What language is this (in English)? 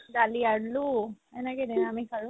Assamese